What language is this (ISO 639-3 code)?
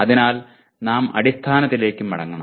mal